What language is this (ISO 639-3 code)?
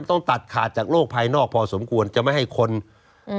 tha